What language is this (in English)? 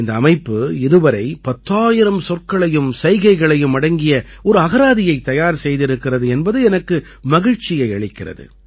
Tamil